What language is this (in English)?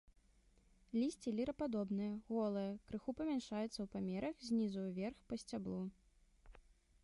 Belarusian